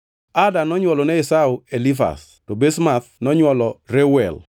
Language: Luo (Kenya and Tanzania)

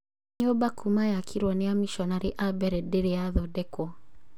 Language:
Kikuyu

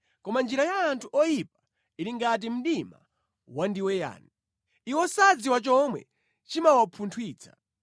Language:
Nyanja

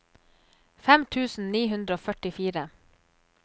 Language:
Norwegian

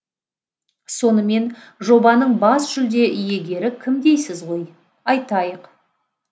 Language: Kazakh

